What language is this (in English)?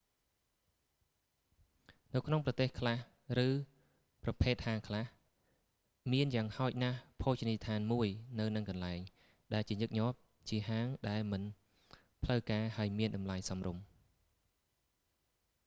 Khmer